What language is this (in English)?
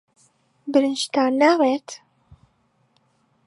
Central Kurdish